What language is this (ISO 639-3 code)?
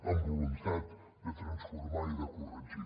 cat